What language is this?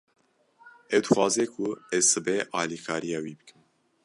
Kurdish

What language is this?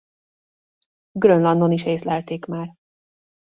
Hungarian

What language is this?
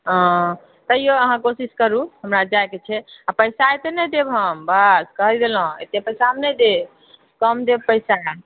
Maithili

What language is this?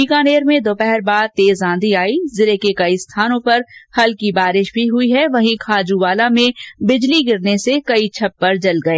Hindi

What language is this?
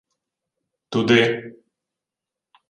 Ukrainian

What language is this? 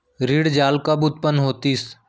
Chhattisgarhi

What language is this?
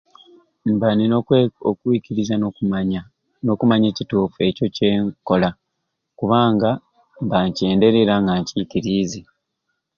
Ruuli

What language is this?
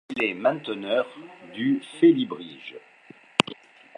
French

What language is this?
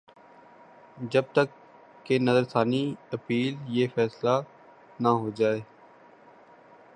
Urdu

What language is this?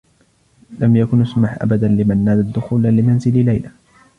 Arabic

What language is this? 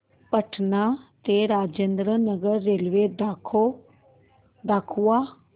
Marathi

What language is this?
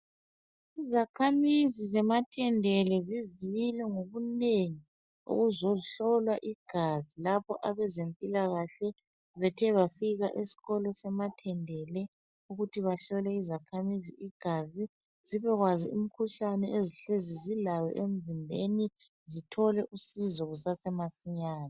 North Ndebele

